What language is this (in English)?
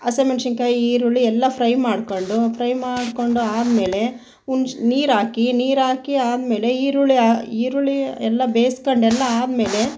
Kannada